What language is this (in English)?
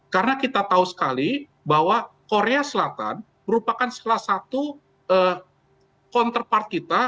Indonesian